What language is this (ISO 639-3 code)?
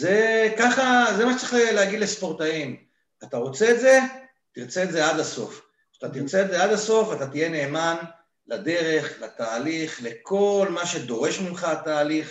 heb